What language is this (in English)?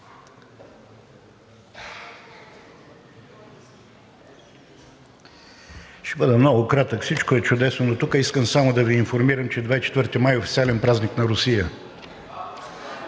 Bulgarian